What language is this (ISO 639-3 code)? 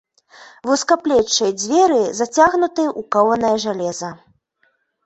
bel